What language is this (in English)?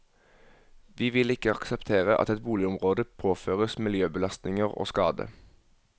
Norwegian